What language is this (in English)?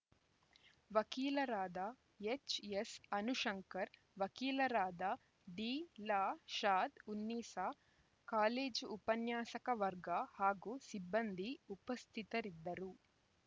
Kannada